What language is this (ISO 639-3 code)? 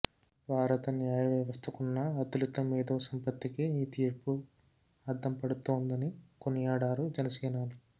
tel